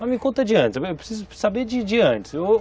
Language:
Portuguese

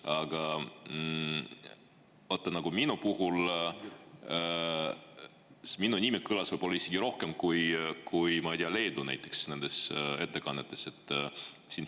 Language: Estonian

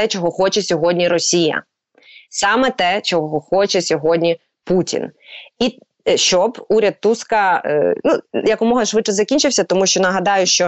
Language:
Ukrainian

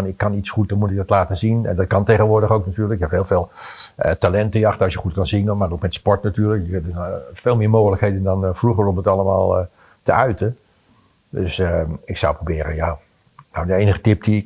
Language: Dutch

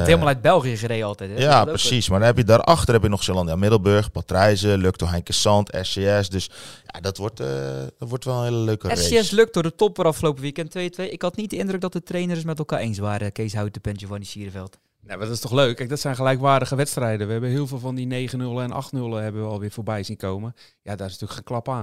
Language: Dutch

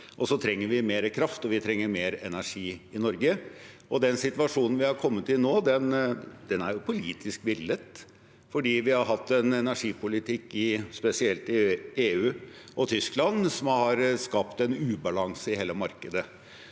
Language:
Norwegian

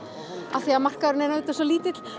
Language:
Icelandic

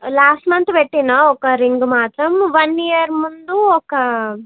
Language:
Telugu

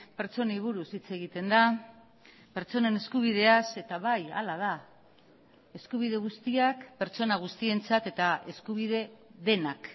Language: Basque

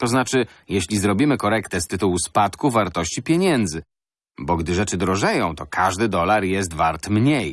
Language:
Polish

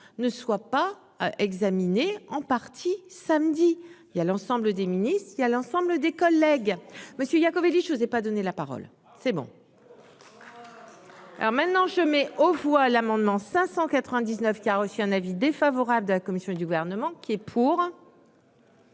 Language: French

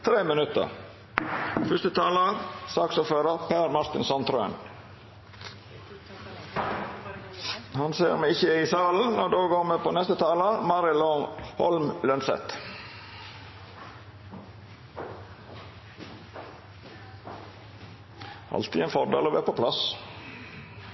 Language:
Norwegian Nynorsk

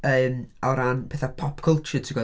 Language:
Welsh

